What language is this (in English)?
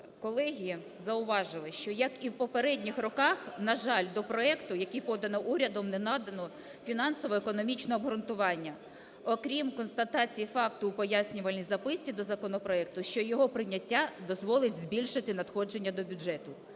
Ukrainian